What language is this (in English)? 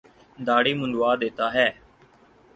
Urdu